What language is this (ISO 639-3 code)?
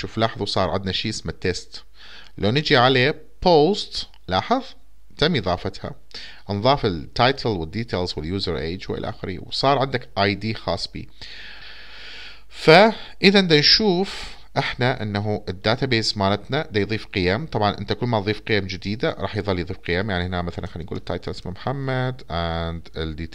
ara